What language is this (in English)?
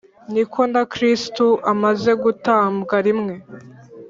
Kinyarwanda